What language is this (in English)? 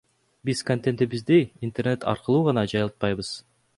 Kyrgyz